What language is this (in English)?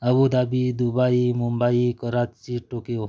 Odia